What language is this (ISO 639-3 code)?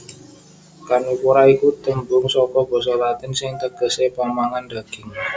jav